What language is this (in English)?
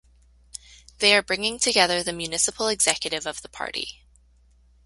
English